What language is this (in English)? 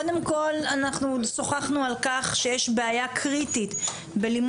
Hebrew